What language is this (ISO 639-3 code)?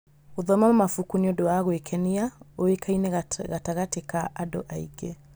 kik